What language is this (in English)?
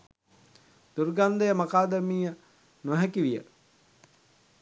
Sinhala